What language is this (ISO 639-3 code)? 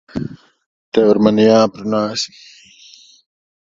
lav